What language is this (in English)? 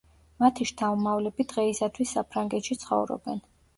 Georgian